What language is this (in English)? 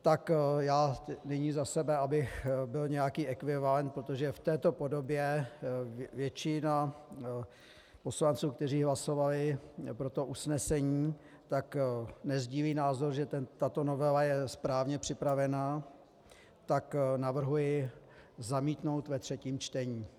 Czech